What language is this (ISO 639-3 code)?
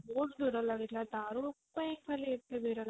ori